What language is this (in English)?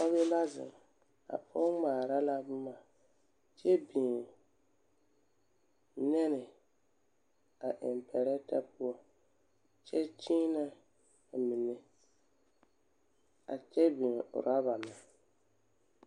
Southern Dagaare